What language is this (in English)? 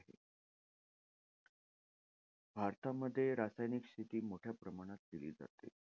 Marathi